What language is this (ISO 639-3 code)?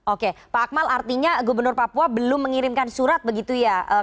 ind